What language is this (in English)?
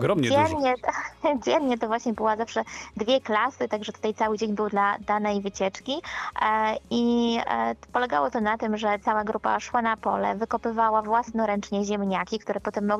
Polish